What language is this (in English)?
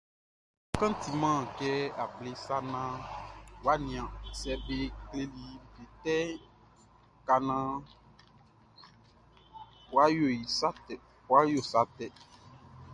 Baoulé